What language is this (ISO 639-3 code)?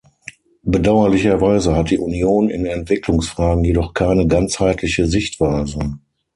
deu